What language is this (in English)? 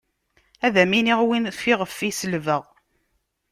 Kabyle